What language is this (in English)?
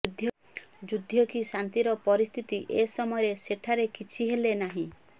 Odia